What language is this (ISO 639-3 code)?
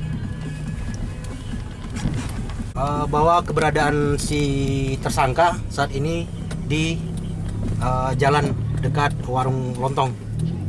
ind